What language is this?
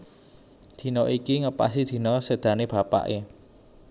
Javanese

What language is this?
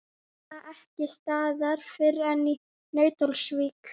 Icelandic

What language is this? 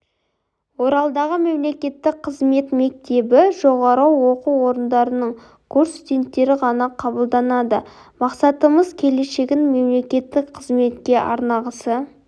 Kazakh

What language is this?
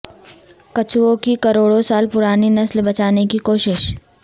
Urdu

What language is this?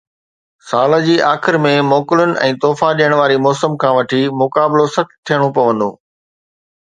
Sindhi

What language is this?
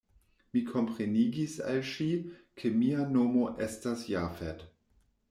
Esperanto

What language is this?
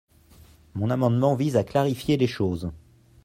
French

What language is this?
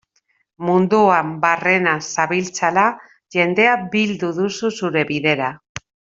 Basque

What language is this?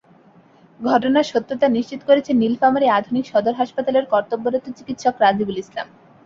Bangla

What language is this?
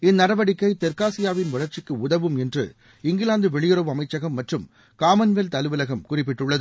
Tamil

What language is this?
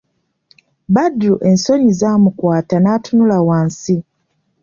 Ganda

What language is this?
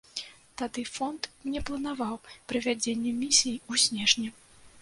Belarusian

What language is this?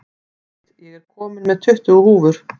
Icelandic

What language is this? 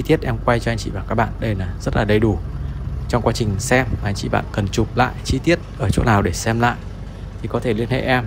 Vietnamese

